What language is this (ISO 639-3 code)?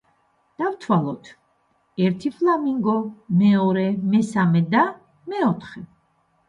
kat